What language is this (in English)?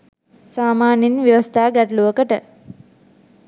Sinhala